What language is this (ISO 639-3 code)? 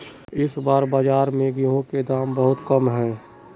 mag